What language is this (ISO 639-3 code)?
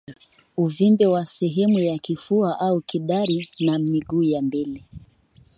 swa